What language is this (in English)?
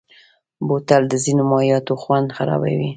Pashto